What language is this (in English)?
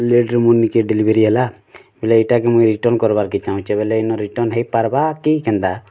Odia